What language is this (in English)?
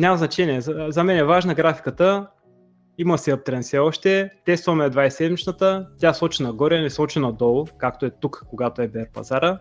Bulgarian